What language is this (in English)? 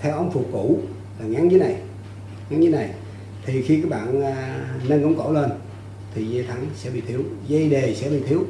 Vietnamese